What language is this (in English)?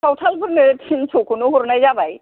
Bodo